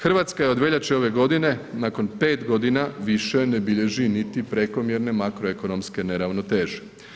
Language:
Croatian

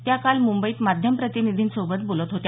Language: Marathi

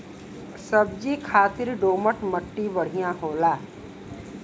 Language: Bhojpuri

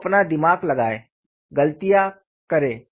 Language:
Hindi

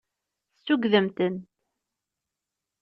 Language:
Kabyle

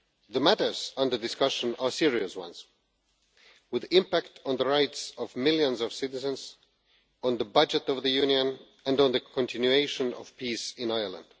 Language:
English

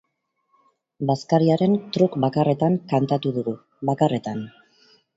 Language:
Basque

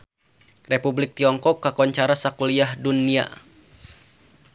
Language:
Sundanese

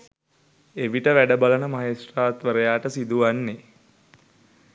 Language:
Sinhala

